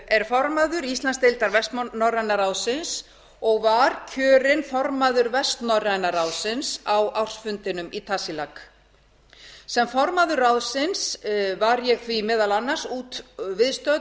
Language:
Icelandic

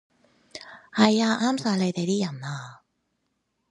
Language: Cantonese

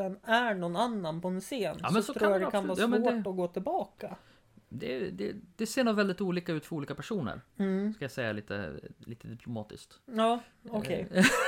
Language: Swedish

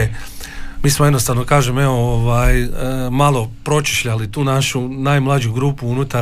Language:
Croatian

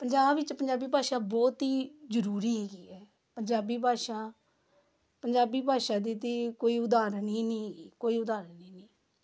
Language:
Punjabi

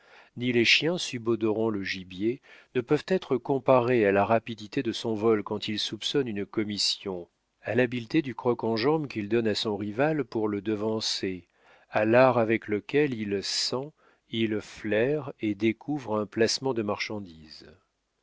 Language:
French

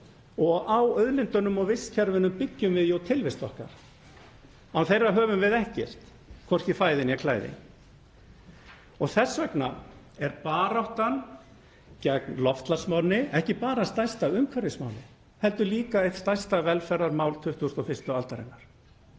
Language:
Icelandic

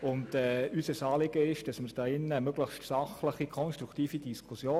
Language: Swiss German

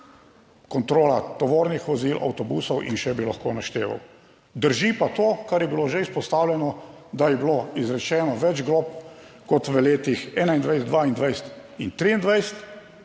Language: Slovenian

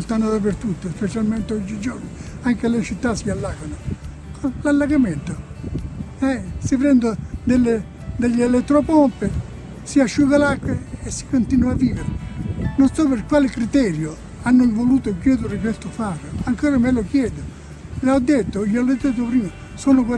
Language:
Italian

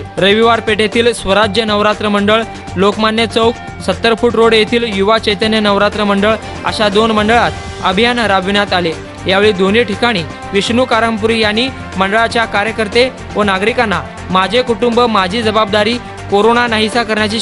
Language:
Indonesian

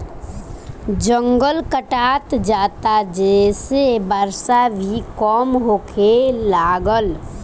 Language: Bhojpuri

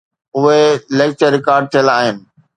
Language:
Sindhi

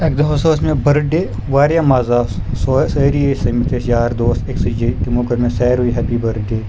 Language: Kashmiri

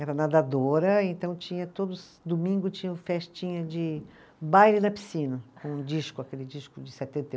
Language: Portuguese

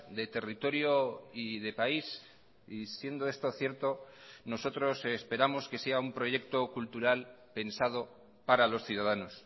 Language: Spanish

